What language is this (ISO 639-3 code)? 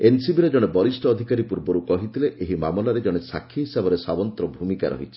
ori